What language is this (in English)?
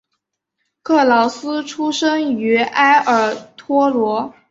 Chinese